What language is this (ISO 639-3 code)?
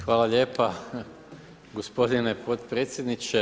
hrv